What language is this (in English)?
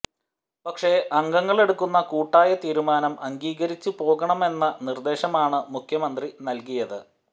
Malayalam